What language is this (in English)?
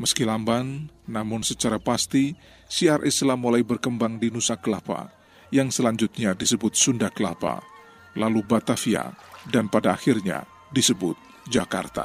Indonesian